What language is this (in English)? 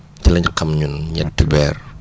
Wolof